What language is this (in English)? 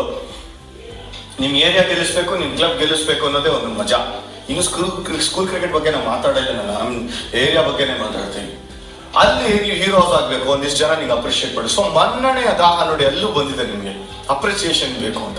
Kannada